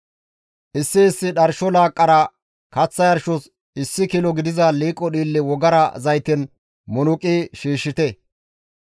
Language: Gamo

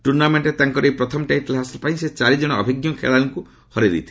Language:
Odia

